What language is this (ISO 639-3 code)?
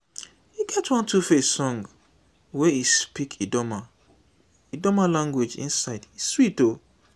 pcm